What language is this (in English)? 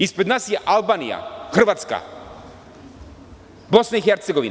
Serbian